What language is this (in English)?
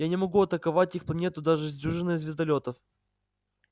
Russian